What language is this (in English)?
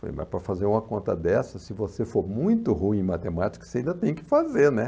Portuguese